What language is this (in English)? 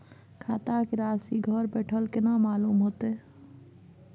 Maithili